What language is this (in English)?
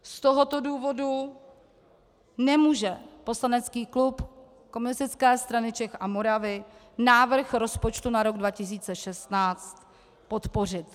Czech